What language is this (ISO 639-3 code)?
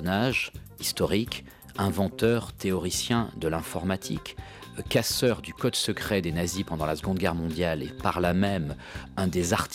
fra